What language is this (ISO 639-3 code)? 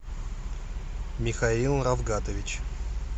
rus